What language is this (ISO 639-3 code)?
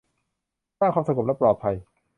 tha